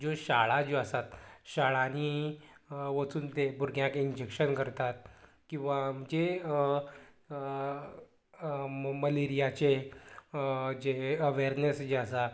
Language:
Konkani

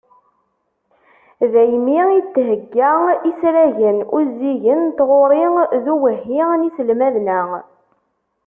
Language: Kabyle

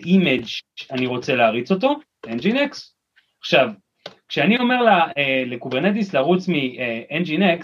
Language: Hebrew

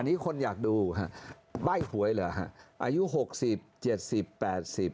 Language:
Thai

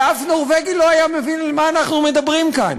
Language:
Hebrew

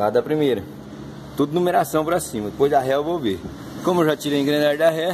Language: Portuguese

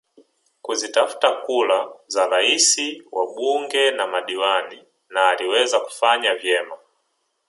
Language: Swahili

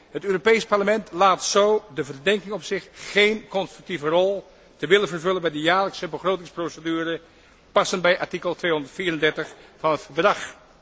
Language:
Dutch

